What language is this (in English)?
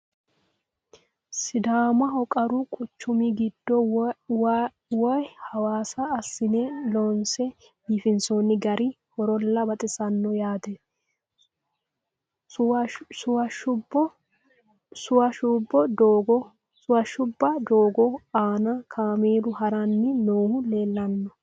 Sidamo